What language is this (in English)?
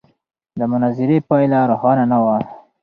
Pashto